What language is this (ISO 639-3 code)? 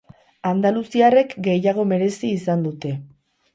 eus